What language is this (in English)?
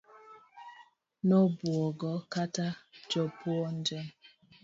Luo (Kenya and Tanzania)